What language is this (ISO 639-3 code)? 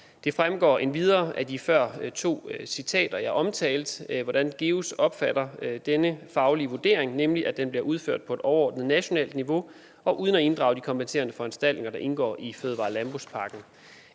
dan